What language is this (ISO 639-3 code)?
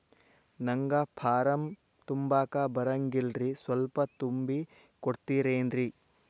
kan